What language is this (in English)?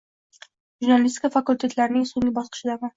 Uzbek